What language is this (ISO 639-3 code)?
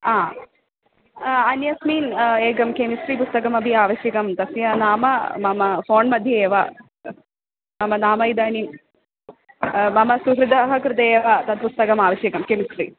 san